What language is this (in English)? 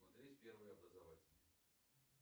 Russian